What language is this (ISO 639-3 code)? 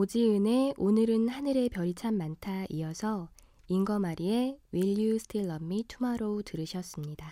kor